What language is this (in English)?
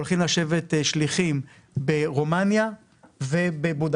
Hebrew